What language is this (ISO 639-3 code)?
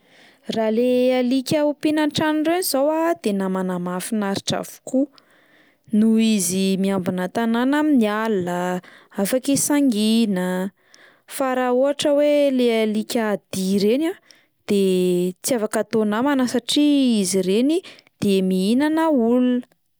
mlg